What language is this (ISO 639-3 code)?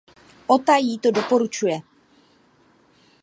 ces